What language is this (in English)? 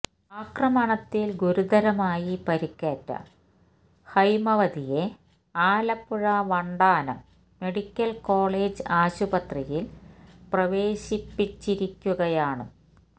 Malayalam